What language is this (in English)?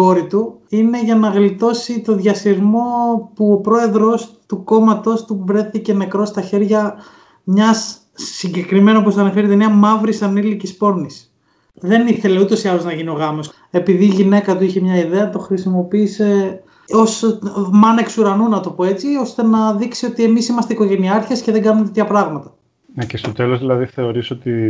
Greek